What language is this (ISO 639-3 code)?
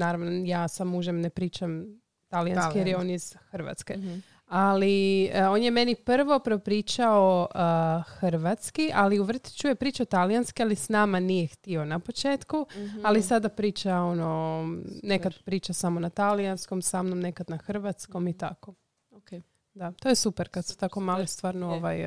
hrv